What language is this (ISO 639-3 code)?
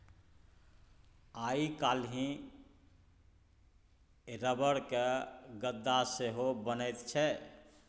mai